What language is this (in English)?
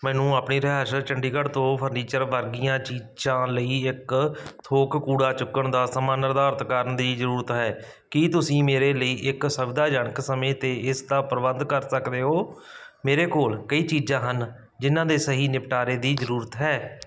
Punjabi